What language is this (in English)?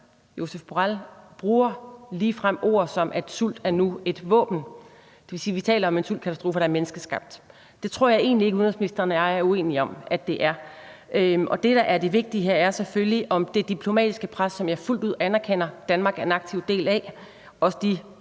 Danish